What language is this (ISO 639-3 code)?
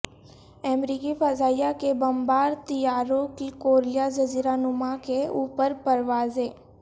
urd